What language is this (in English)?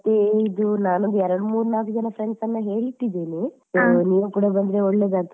Kannada